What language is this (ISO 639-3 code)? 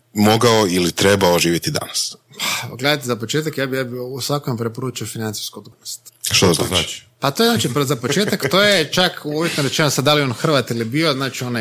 hrv